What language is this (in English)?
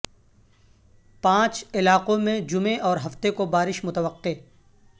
Urdu